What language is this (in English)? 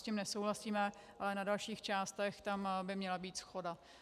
Czech